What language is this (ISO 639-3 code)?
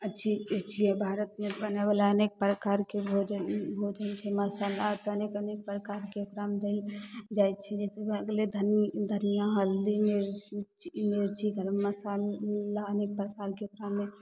mai